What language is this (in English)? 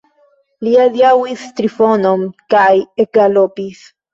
Esperanto